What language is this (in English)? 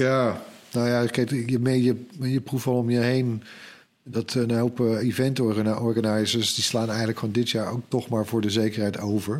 Dutch